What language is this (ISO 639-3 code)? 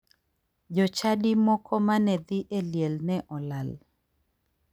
luo